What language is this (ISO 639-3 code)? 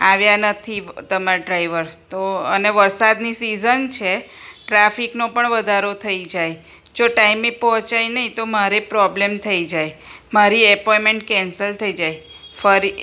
guj